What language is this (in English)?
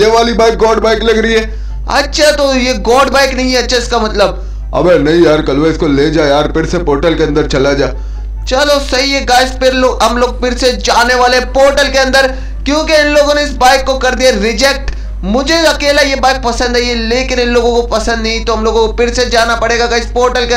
Hindi